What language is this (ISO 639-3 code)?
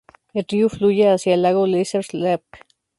spa